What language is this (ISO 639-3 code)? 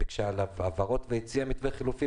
heb